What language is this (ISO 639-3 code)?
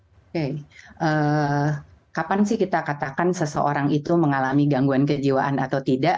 ind